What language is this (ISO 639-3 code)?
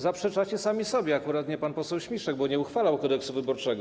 pol